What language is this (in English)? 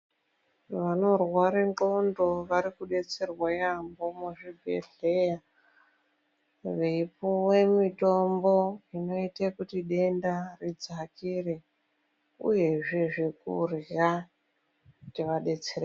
Ndau